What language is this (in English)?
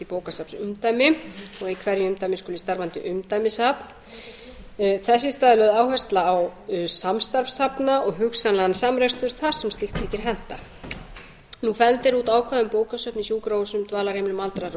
Icelandic